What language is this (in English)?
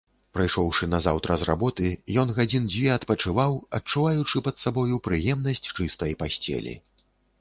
Belarusian